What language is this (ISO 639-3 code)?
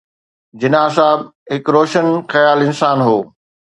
snd